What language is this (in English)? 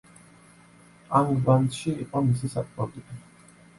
Georgian